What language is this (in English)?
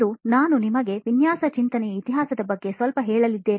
Kannada